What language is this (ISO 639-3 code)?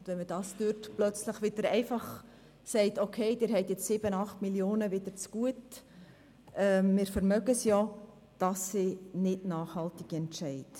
gsw